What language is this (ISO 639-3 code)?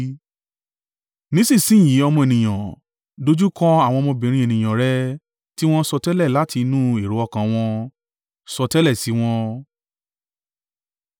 yor